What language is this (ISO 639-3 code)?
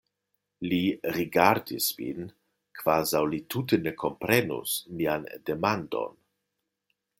epo